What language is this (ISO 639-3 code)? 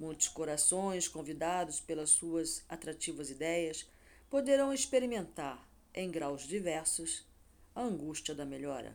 por